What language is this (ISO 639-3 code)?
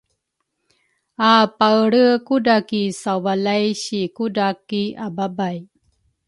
dru